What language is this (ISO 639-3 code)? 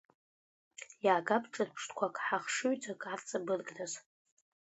abk